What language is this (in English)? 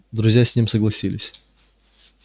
Russian